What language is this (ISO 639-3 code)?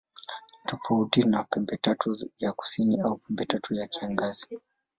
swa